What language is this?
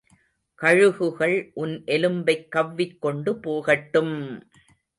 Tamil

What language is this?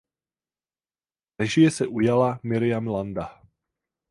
Czech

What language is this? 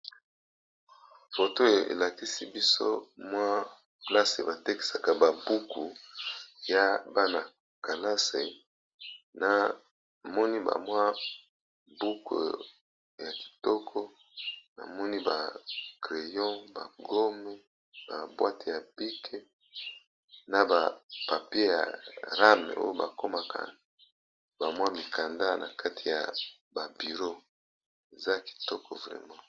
Lingala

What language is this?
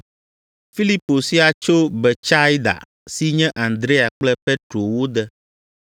Ewe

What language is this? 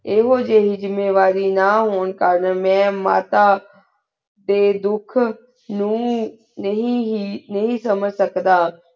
Punjabi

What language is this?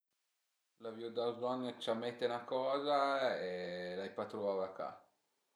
Piedmontese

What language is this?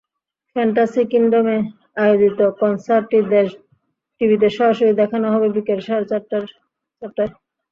Bangla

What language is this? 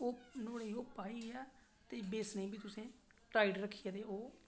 Dogri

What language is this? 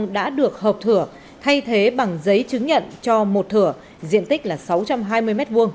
Vietnamese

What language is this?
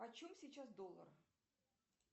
Russian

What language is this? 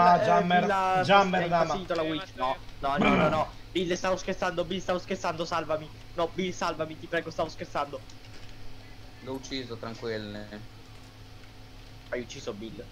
Italian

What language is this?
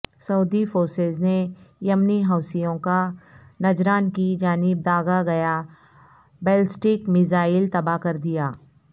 Urdu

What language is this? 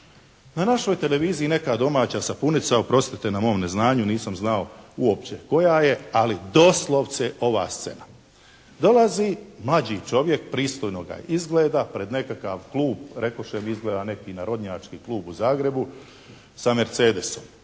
Croatian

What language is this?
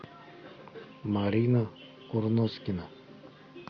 Russian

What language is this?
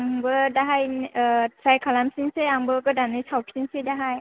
Bodo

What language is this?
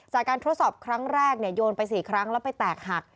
Thai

